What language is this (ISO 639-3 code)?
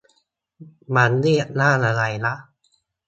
tha